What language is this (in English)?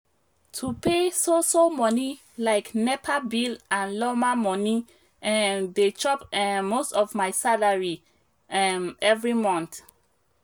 Nigerian Pidgin